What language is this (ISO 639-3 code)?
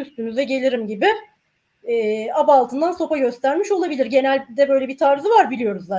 tur